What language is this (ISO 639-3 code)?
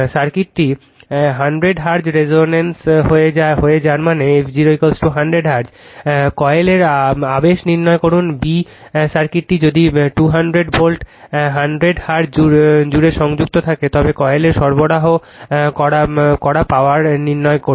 ben